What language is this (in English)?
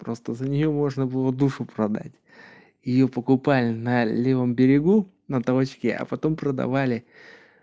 Russian